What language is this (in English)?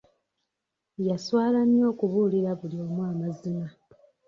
Ganda